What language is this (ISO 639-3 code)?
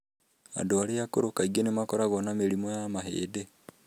kik